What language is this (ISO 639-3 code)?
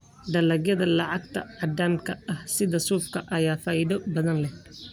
som